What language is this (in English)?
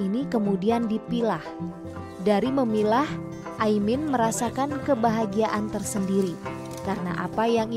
Indonesian